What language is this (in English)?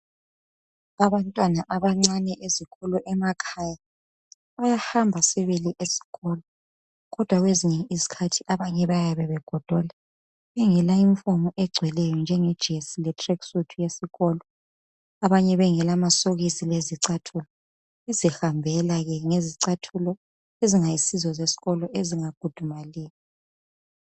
North Ndebele